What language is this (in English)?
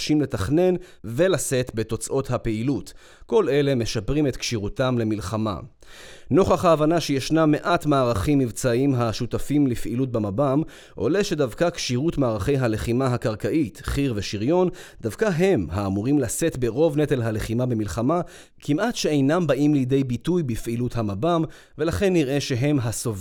Hebrew